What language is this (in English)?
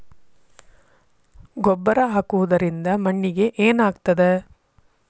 Kannada